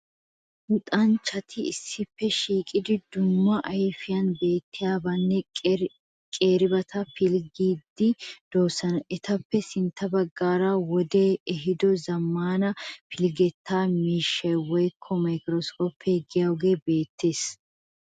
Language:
Wolaytta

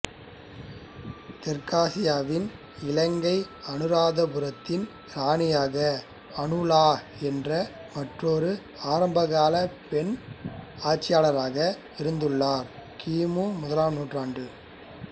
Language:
Tamil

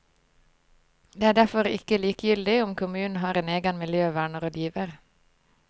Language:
Norwegian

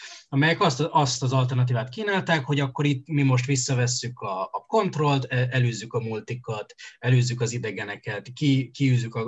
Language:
Hungarian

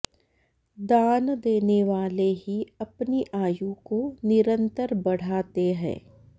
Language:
Sanskrit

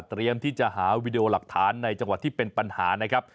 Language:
Thai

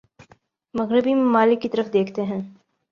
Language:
Urdu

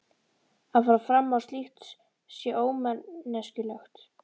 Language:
Icelandic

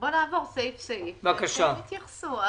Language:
Hebrew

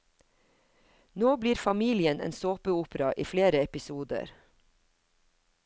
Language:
Norwegian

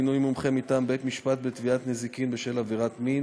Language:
Hebrew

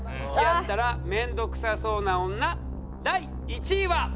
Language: Japanese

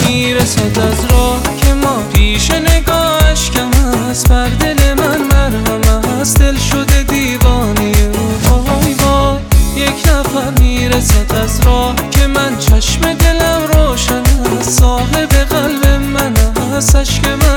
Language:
Persian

